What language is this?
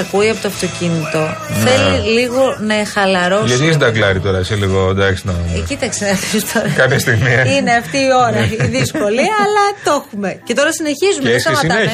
Greek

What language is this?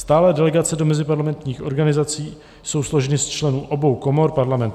Czech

